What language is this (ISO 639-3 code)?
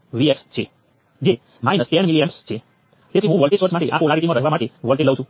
guj